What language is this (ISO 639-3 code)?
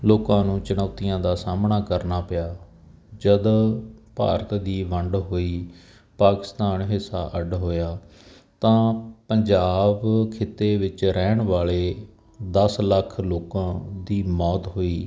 pan